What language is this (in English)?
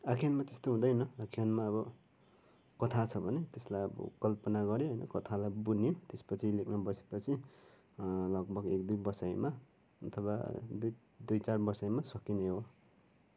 Nepali